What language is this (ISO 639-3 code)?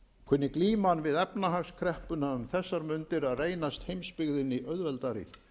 isl